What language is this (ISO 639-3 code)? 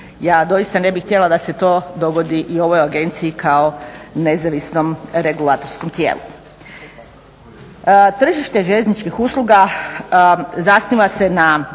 hrv